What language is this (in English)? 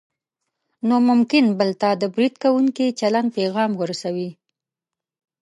Pashto